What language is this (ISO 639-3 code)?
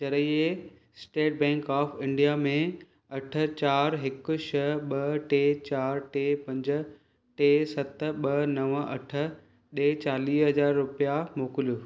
snd